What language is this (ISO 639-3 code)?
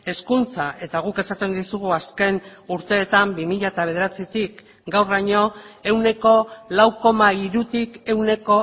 eus